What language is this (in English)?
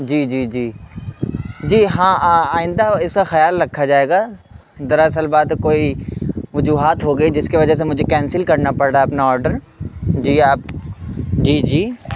Urdu